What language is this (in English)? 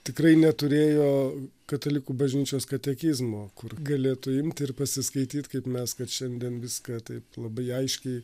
Lithuanian